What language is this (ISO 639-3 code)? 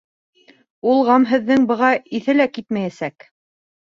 bak